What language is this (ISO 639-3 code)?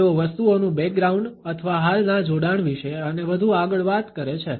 guj